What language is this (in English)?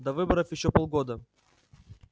Russian